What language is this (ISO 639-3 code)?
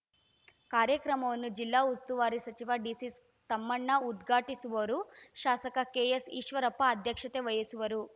kan